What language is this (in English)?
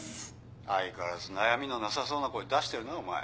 Japanese